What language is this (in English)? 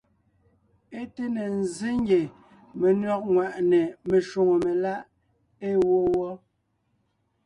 Ngiemboon